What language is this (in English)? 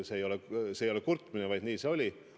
Estonian